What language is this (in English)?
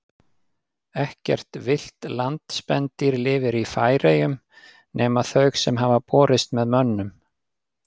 Icelandic